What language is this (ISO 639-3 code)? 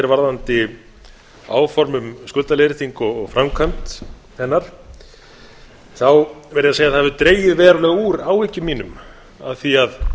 isl